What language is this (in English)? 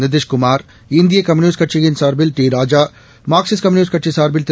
Tamil